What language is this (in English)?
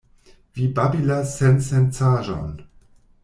Esperanto